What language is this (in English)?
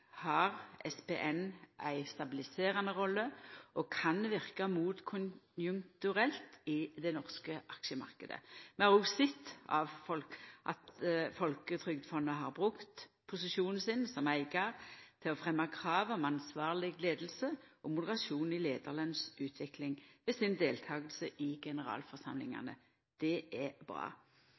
Norwegian Nynorsk